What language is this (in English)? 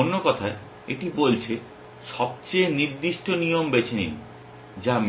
Bangla